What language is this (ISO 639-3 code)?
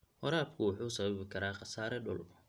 som